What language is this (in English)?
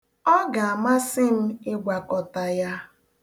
Igbo